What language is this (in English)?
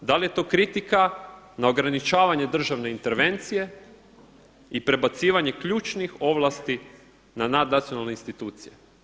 Croatian